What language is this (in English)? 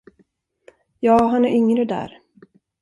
Swedish